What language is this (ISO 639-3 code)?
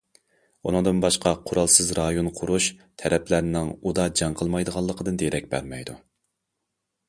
uig